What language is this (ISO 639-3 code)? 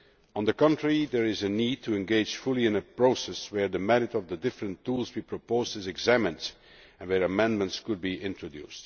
eng